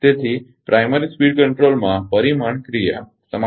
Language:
Gujarati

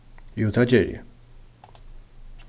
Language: Faroese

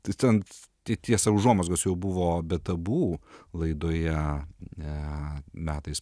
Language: Lithuanian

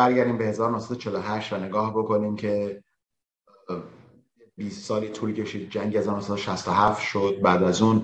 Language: Persian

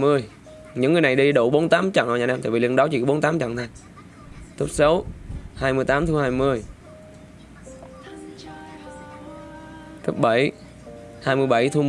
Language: Vietnamese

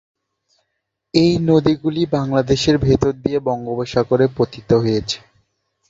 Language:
Bangla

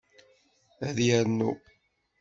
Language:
Kabyle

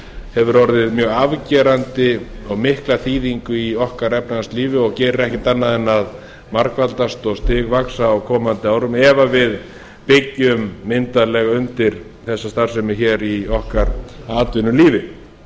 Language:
Icelandic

